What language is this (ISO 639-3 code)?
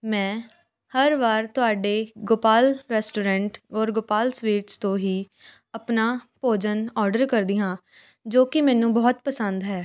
pan